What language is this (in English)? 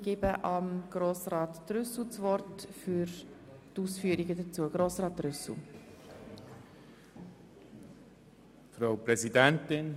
Swiss German